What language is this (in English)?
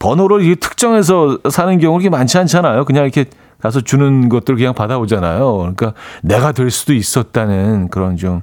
Korean